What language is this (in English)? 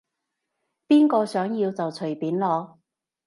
Cantonese